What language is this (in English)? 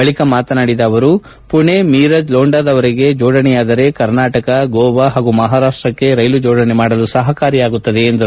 Kannada